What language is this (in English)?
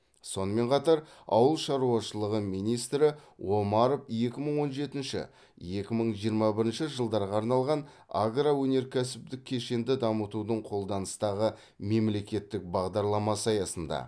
Kazakh